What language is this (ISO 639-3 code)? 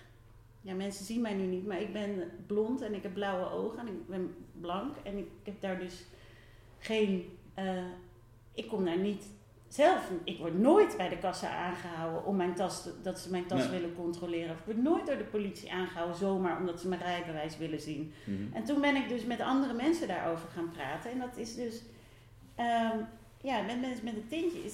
nld